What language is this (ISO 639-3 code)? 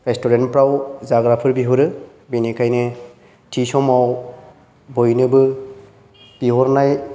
brx